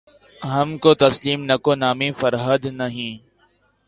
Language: Urdu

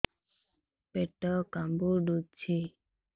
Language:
Odia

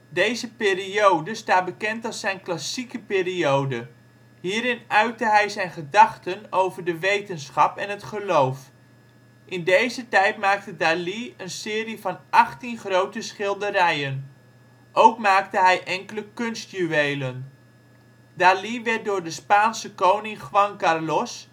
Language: Dutch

